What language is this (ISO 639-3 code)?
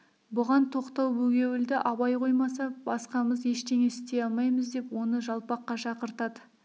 kaz